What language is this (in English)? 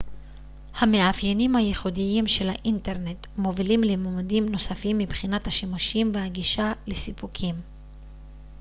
Hebrew